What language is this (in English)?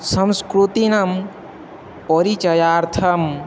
Sanskrit